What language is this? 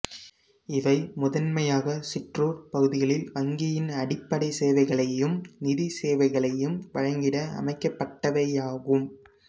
Tamil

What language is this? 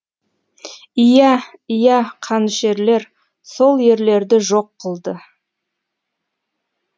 Kazakh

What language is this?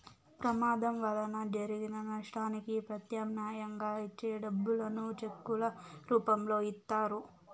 Telugu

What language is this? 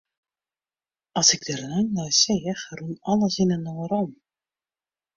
Western Frisian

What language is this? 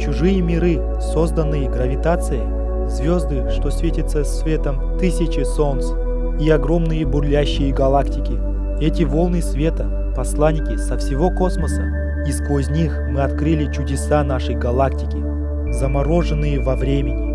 Russian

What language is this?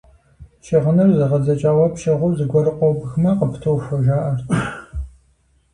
Kabardian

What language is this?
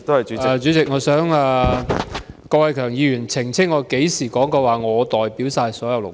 Cantonese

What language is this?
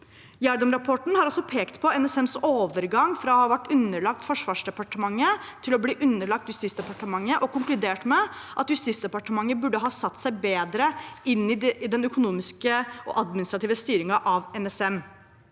Norwegian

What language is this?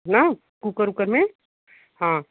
Hindi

